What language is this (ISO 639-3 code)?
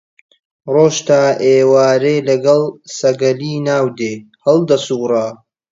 ckb